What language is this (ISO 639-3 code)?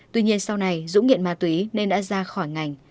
vie